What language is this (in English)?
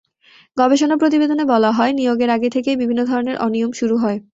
Bangla